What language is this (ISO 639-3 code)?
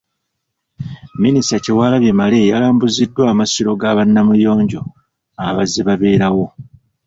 lug